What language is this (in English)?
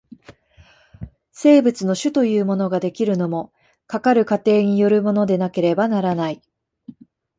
Japanese